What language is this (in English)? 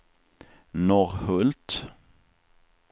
Swedish